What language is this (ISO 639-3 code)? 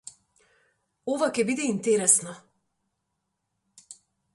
mkd